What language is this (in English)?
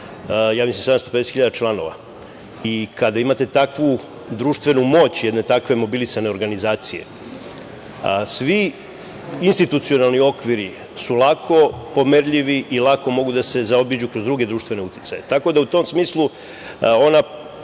Serbian